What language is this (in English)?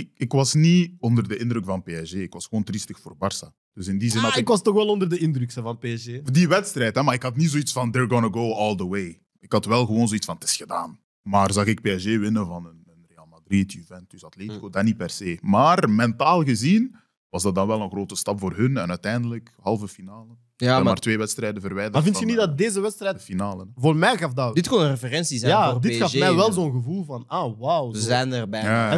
Dutch